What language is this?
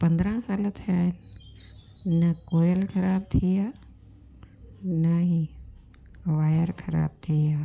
Sindhi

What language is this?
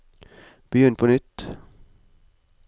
Norwegian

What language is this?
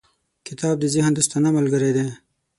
Pashto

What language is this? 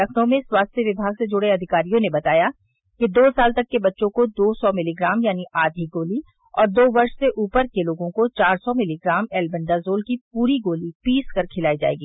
Hindi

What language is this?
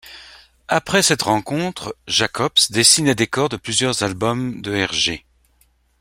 French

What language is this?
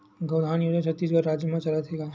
Chhattisgarhi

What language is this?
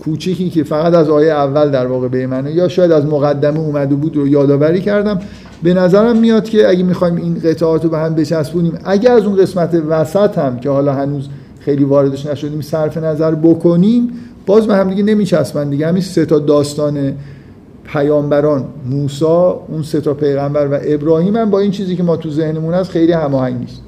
Persian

